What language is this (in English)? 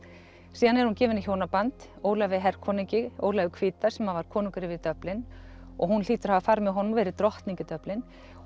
Icelandic